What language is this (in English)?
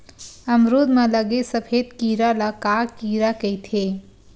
Chhattisgarhi